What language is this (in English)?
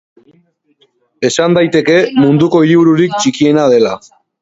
Basque